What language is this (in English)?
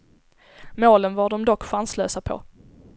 Swedish